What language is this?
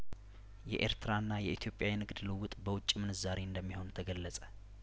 Amharic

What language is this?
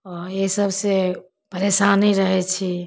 Maithili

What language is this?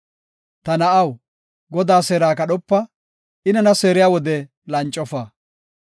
Gofa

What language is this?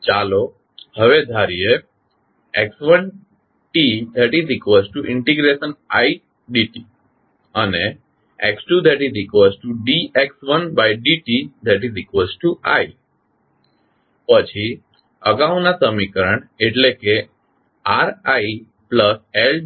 Gujarati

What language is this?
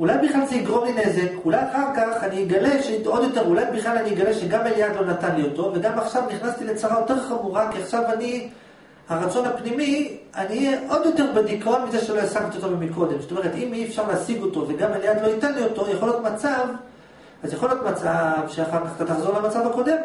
Hebrew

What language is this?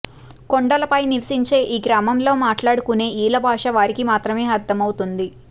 Telugu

